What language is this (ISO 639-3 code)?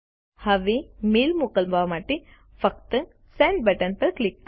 guj